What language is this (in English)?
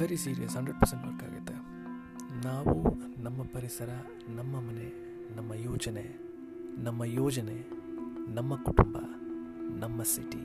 Kannada